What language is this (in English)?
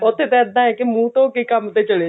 Punjabi